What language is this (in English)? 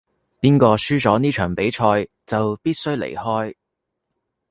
Cantonese